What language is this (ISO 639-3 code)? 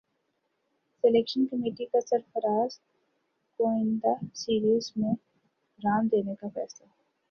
urd